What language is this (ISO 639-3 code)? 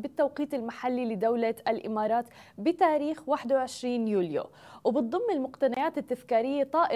ara